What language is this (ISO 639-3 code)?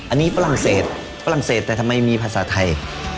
tha